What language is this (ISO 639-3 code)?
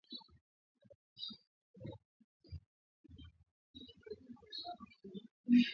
swa